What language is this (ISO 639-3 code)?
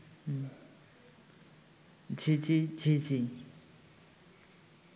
ben